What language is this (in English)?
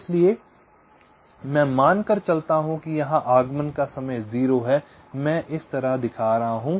Hindi